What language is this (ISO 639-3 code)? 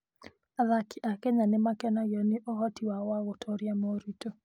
kik